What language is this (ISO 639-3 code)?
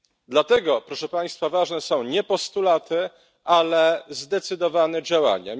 pol